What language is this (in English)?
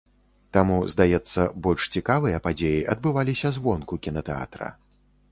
Belarusian